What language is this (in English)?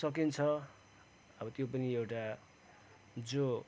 Nepali